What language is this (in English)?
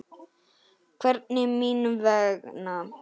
Icelandic